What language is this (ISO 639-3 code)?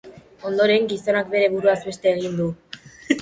eus